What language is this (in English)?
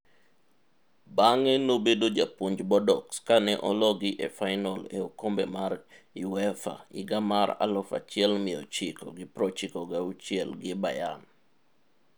Luo (Kenya and Tanzania)